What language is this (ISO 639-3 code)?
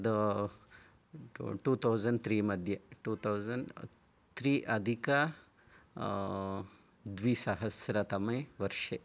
san